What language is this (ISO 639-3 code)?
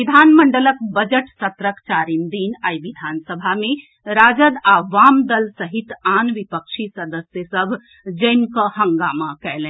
mai